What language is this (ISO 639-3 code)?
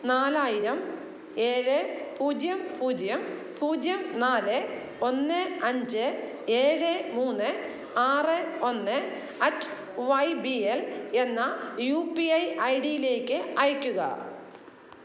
mal